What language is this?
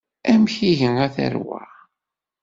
Kabyle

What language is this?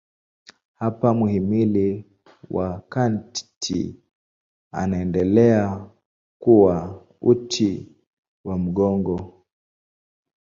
Swahili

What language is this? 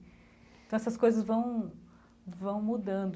Portuguese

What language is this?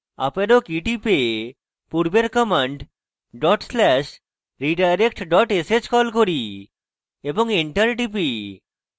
Bangla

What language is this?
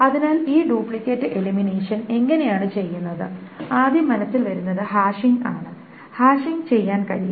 Malayalam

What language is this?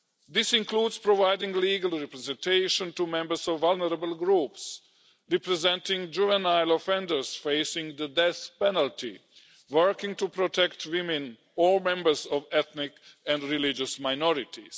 English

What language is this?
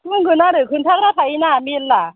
Bodo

